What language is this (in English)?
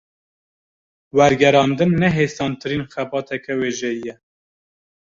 Kurdish